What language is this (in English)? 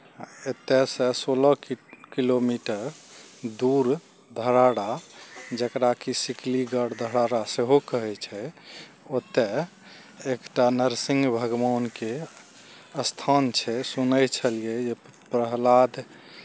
Maithili